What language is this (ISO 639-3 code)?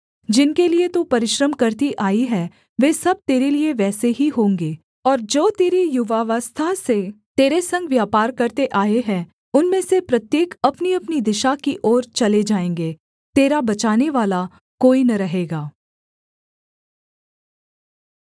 hin